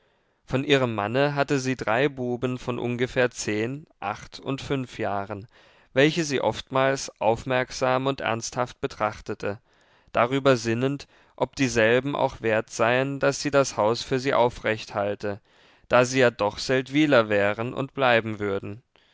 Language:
German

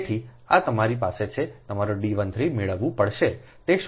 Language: Gujarati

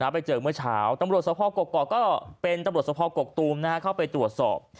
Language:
Thai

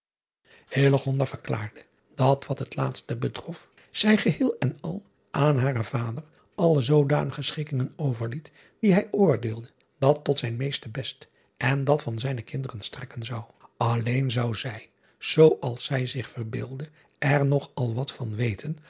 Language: Dutch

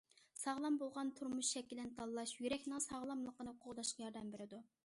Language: Uyghur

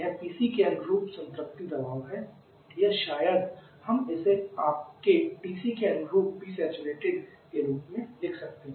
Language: Hindi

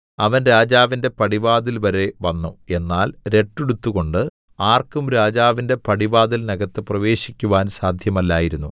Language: Malayalam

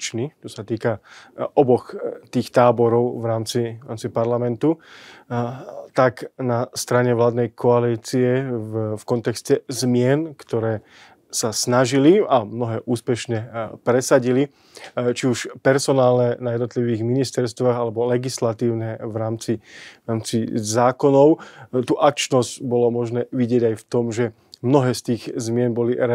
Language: Slovak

